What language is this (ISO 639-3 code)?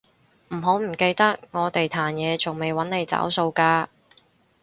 yue